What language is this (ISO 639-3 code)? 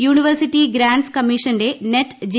mal